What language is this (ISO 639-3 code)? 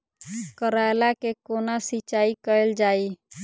mai